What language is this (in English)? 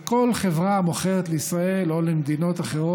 Hebrew